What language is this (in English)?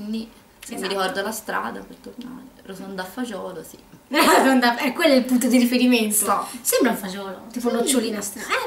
Italian